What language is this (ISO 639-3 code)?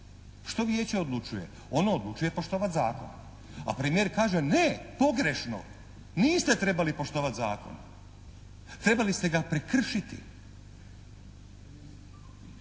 hrv